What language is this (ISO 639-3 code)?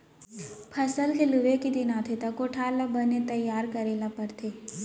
hne